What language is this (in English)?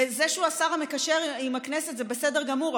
Hebrew